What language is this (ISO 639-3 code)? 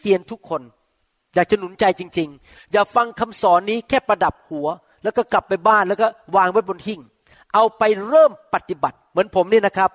tha